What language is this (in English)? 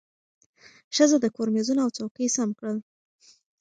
Pashto